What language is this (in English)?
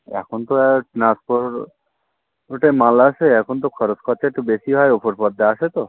Bangla